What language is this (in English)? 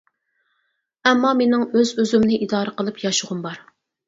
Uyghur